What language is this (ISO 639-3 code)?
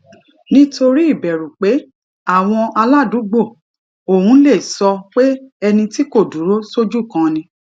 yor